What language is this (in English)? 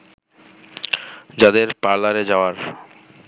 Bangla